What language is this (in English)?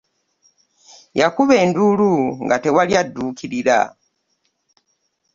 Ganda